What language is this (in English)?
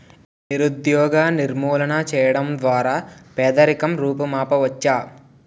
Telugu